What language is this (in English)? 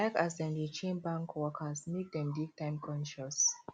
Nigerian Pidgin